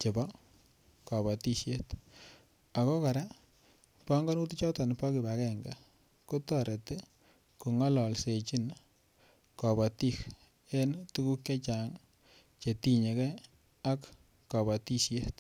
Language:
Kalenjin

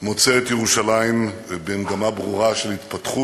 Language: Hebrew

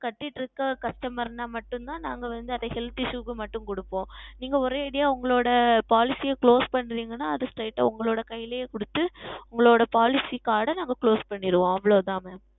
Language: Tamil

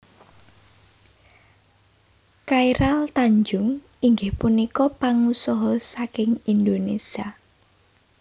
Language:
Javanese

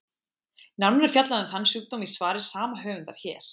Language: Icelandic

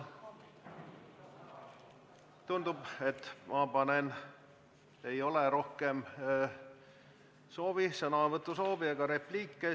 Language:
Estonian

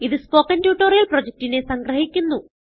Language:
Malayalam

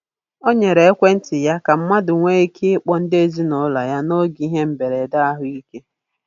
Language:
Igbo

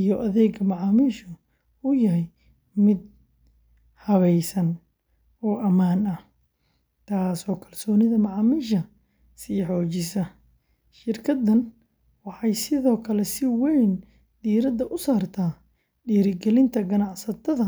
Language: Somali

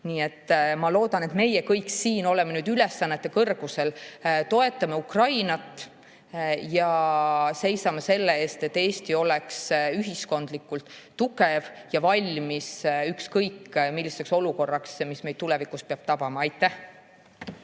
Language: Estonian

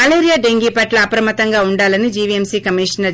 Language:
Telugu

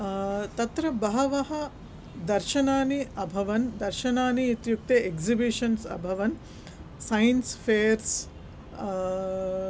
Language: Sanskrit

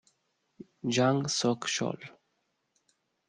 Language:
Italian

